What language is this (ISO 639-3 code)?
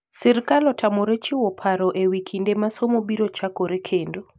luo